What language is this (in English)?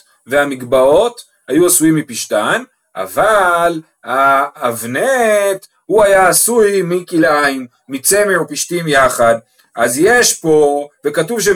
Hebrew